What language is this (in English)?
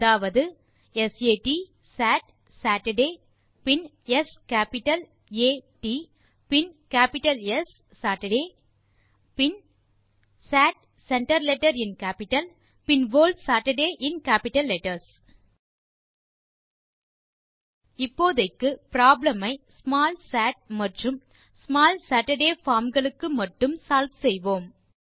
Tamil